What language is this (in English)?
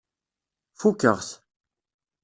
Kabyle